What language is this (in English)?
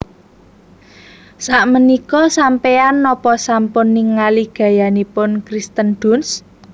Javanese